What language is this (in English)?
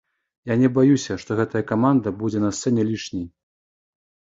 Belarusian